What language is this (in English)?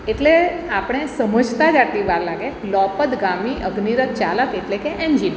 Gujarati